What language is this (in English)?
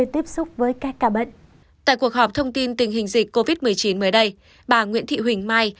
Vietnamese